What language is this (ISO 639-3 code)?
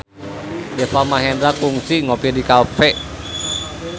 sun